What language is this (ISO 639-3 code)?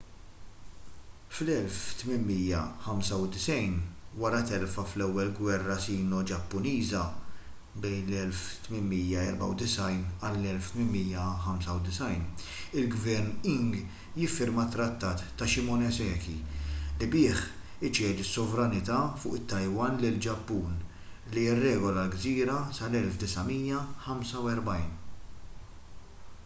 mlt